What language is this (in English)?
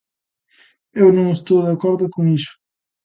Galician